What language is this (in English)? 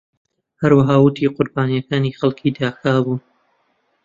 Central Kurdish